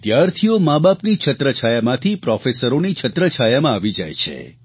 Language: Gujarati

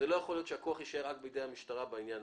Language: Hebrew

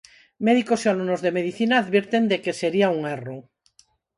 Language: Galician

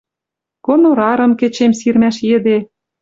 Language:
Western Mari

